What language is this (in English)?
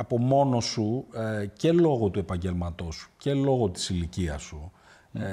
Greek